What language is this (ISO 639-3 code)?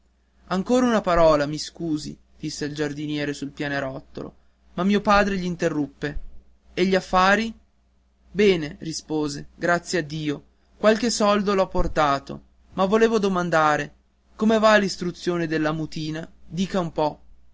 ita